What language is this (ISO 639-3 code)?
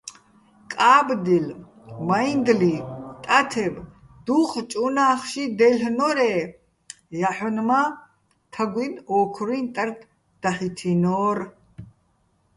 bbl